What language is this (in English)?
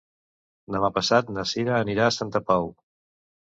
Catalan